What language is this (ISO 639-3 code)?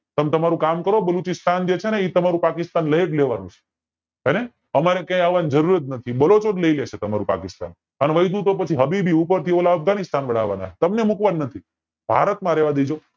guj